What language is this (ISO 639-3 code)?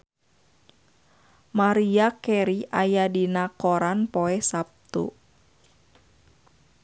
sun